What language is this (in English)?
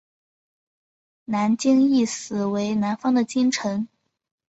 Chinese